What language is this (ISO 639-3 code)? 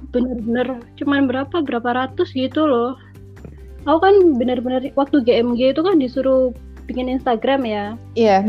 ind